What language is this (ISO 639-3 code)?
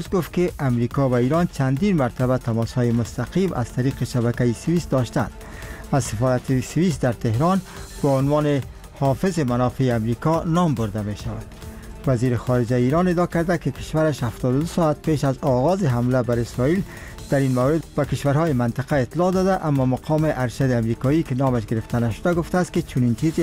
fas